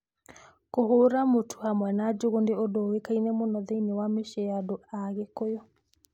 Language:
Kikuyu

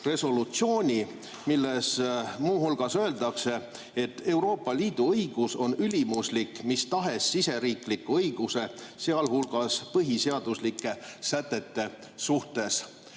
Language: Estonian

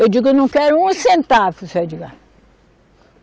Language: Portuguese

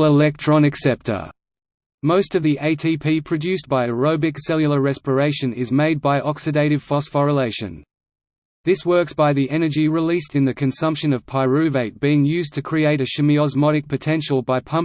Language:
English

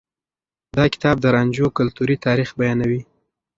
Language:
Pashto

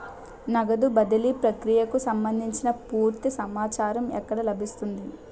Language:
Telugu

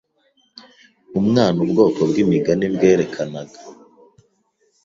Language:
Kinyarwanda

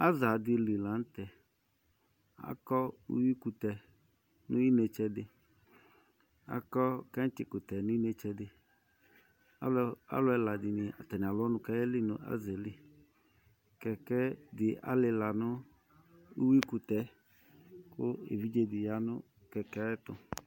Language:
Ikposo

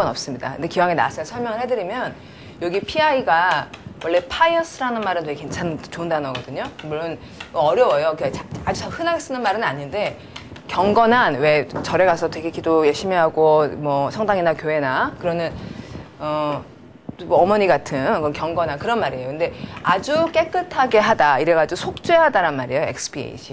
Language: Korean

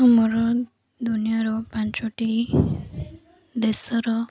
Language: Odia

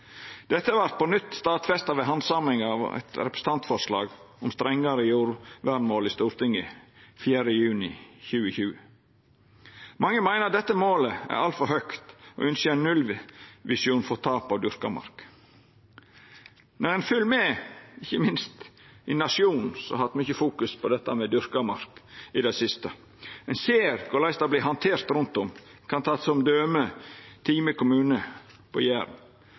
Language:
Norwegian Nynorsk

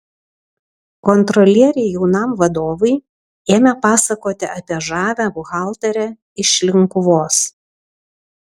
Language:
Lithuanian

